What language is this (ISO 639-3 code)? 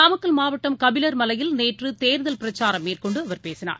tam